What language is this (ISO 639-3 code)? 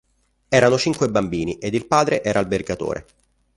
ita